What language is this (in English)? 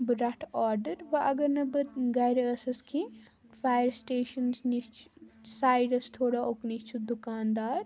Kashmiri